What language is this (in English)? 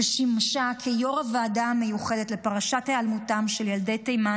Hebrew